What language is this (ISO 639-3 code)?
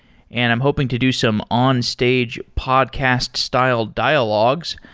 eng